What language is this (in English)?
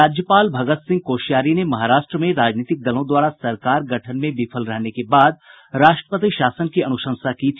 Hindi